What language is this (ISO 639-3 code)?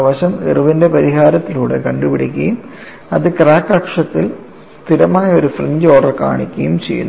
mal